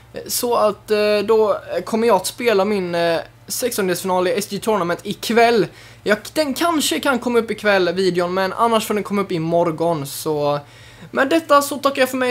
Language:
Swedish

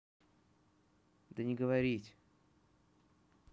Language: Russian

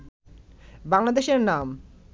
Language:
Bangla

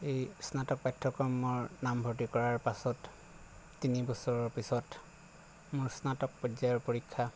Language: Assamese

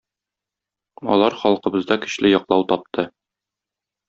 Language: Tatar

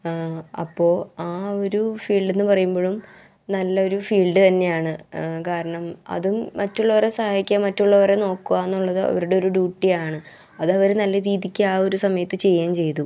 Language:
Malayalam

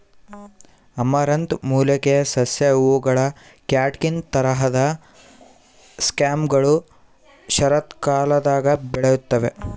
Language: Kannada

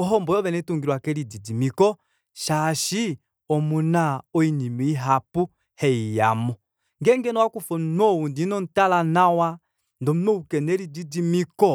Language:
Kuanyama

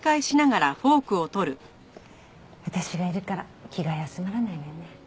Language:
Japanese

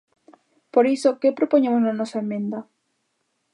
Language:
Galician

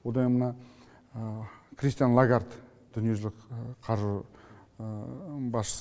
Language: Kazakh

